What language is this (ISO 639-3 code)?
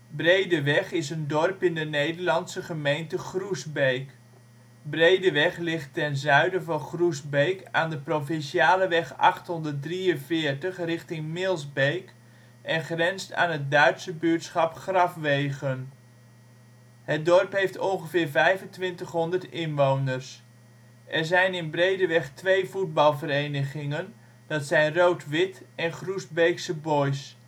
nld